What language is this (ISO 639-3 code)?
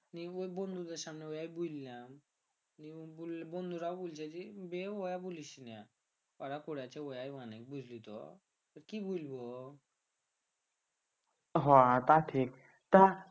ben